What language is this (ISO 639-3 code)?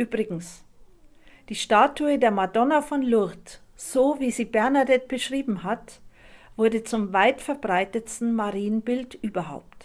deu